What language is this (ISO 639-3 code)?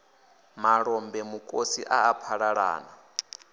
ven